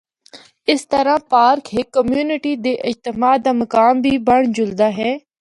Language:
Northern Hindko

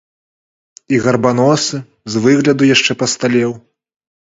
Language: Belarusian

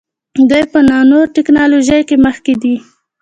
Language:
Pashto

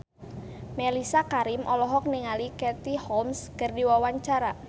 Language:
Sundanese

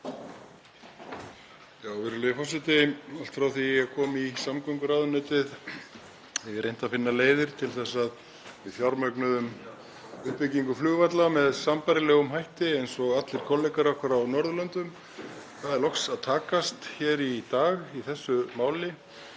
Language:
Icelandic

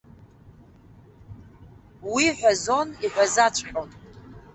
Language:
Abkhazian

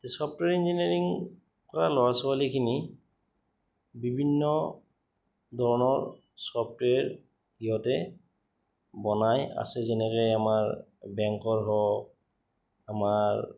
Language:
Assamese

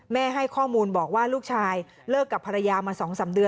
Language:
Thai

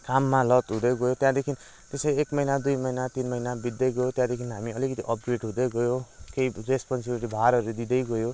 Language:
Nepali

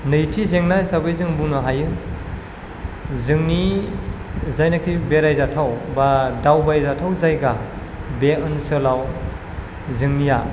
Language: Bodo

